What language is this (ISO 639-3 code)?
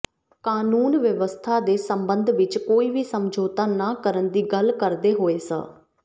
pan